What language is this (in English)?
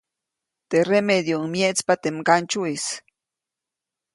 Copainalá Zoque